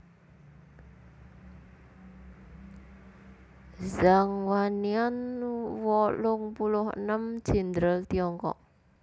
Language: Javanese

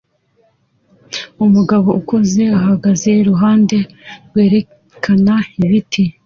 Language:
Kinyarwanda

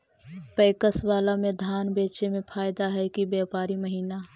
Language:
Magahi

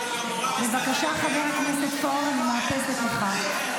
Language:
Hebrew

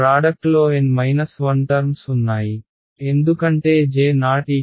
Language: Telugu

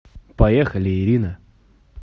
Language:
Russian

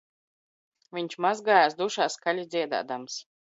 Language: Latvian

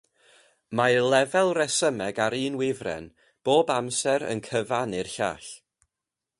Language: Welsh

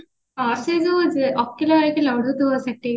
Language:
Odia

